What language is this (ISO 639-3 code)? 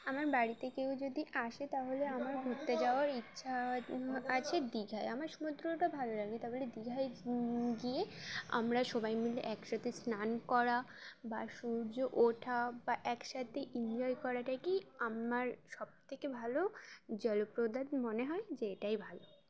ben